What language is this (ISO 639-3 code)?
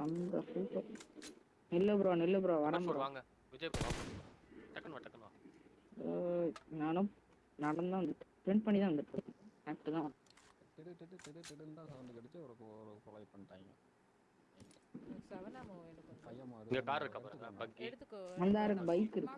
hin